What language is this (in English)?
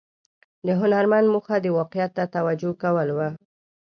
Pashto